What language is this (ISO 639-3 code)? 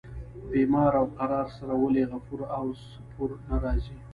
pus